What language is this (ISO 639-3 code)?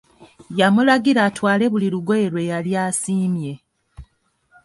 lug